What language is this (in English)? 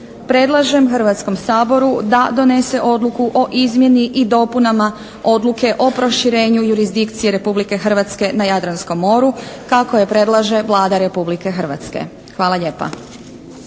Croatian